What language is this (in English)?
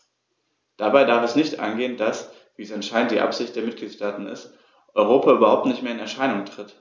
German